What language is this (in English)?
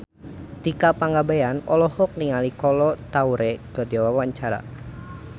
Sundanese